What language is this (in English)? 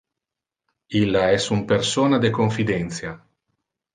Interlingua